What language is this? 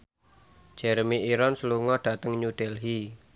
Javanese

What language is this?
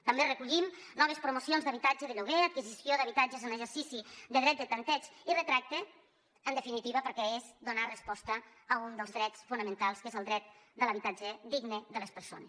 Catalan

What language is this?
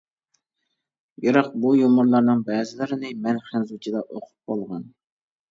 Uyghur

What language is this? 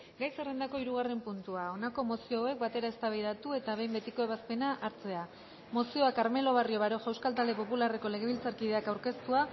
Basque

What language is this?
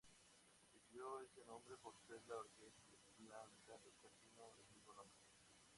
Spanish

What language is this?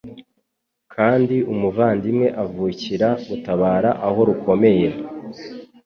Kinyarwanda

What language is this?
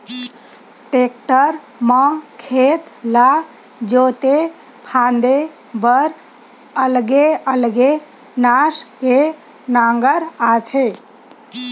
Chhattisgarhi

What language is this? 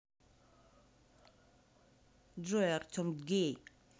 Russian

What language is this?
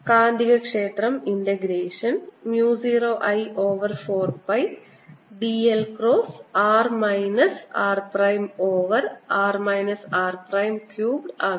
Malayalam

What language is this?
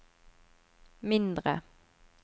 Norwegian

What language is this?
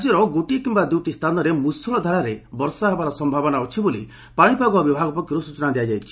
Odia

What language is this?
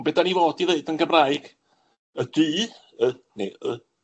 Welsh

